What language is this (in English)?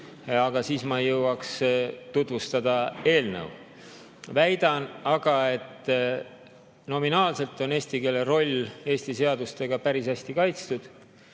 Estonian